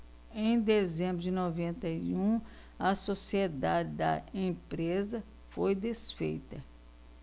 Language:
Portuguese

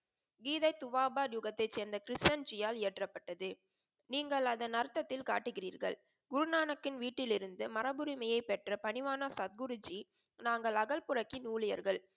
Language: Tamil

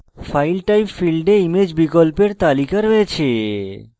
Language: Bangla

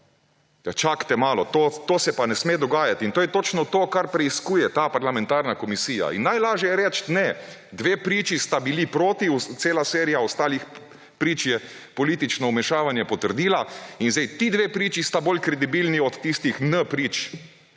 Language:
Slovenian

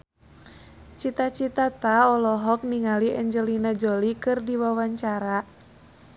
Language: Sundanese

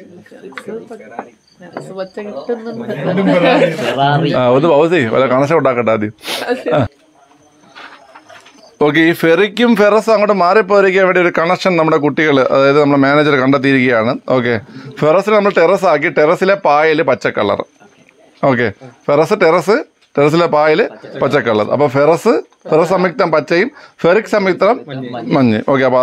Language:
Malayalam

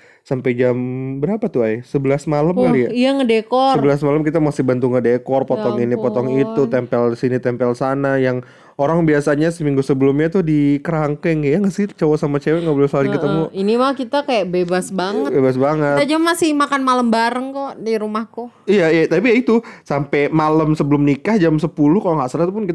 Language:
Indonesian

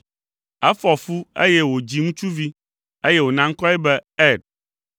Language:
Ewe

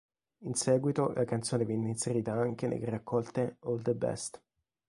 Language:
Italian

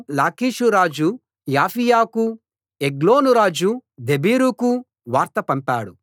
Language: Telugu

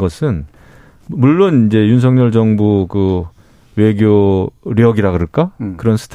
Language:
Korean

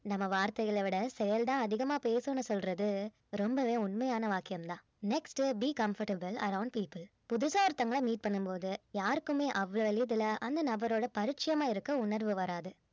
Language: Tamil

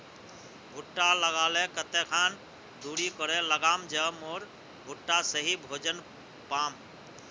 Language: Magahi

